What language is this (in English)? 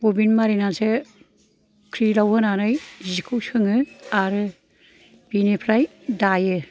Bodo